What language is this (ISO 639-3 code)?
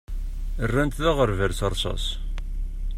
kab